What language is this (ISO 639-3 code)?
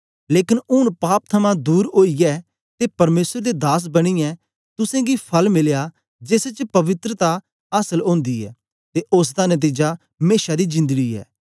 doi